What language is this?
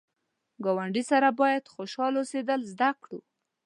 Pashto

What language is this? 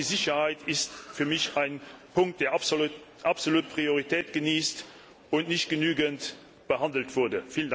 German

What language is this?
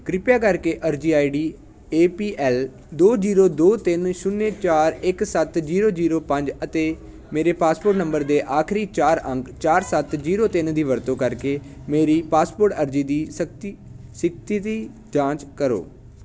Punjabi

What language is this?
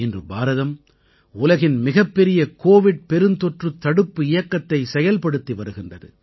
Tamil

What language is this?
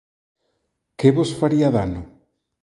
Galician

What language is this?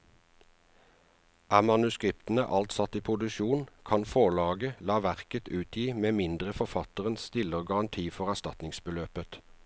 Norwegian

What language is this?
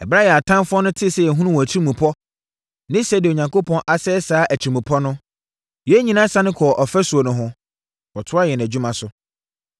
Akan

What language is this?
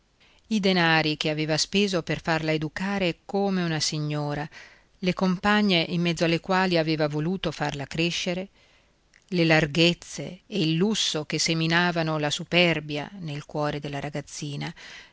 Italian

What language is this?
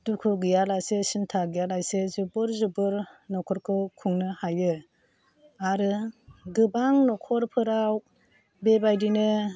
Bodo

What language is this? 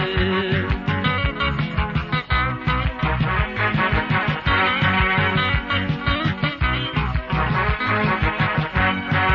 Amharic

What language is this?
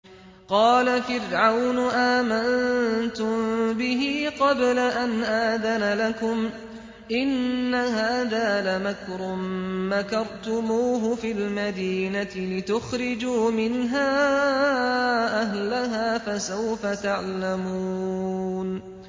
Arabic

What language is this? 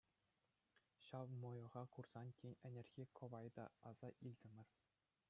Chuvash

